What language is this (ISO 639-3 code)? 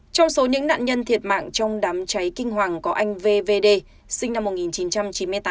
vie